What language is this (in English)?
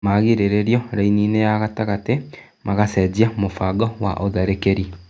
Kikuyu